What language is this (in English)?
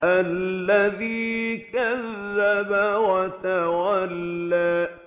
Arabic